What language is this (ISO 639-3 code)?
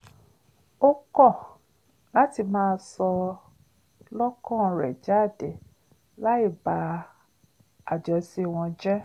yor